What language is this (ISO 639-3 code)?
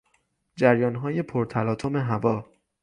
fas